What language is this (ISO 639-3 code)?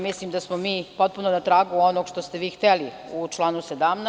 srp